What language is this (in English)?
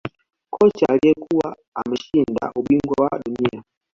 Swahili